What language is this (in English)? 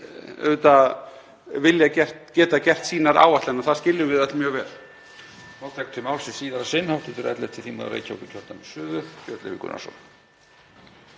Icelandic